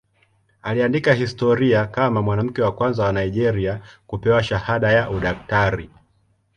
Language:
Swahili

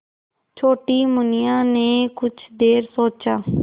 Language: Hindi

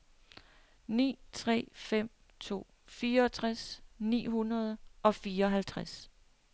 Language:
Danish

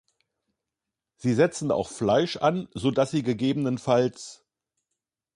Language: German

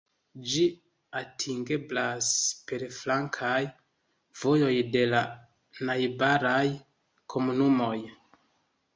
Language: Esperanto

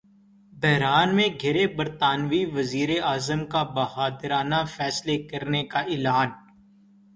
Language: Urdu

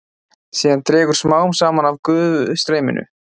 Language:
Icelandic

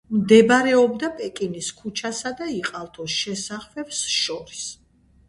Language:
Georgian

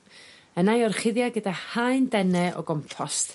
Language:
Welsh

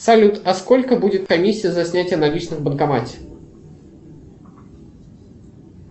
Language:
Russian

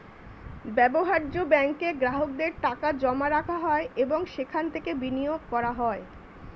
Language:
Bangla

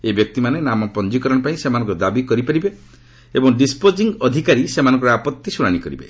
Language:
Odia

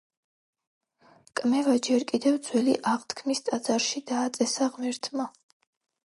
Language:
Georgian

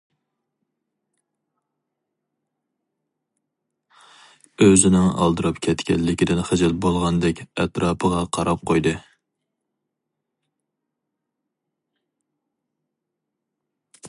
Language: Uyghur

